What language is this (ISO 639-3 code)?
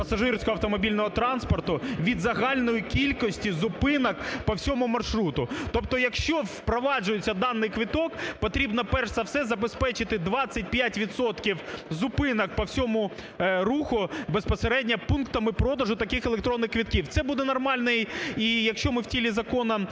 ukr